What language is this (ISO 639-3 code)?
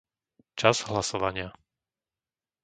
slk